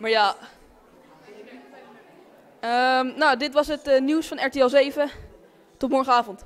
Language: Dutch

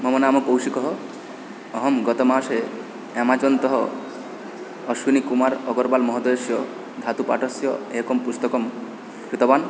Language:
Sanskrit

